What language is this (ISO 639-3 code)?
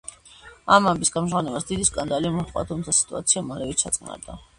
kat